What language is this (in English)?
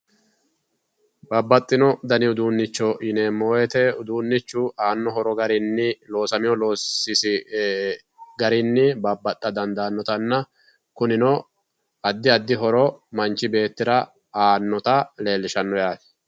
Sidamo